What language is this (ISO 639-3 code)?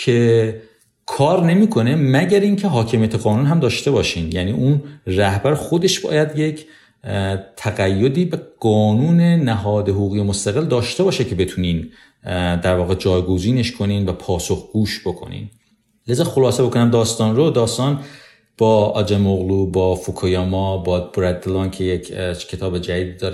fas